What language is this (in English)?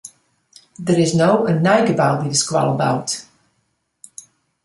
Western Frisian